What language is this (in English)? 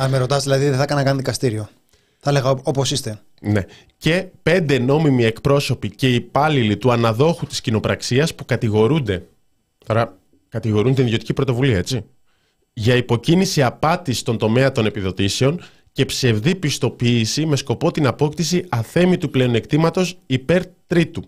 Greek